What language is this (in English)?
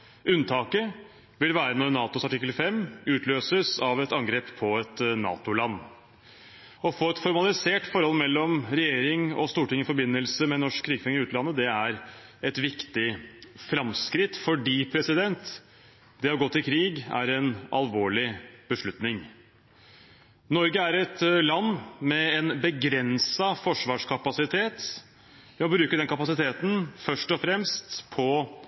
Norwegian Bokmål